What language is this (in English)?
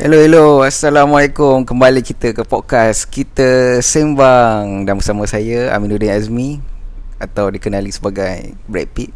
Malay